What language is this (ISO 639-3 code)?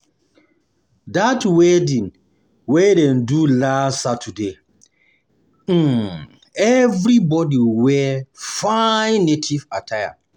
pcm